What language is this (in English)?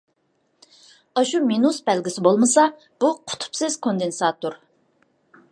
Uyghur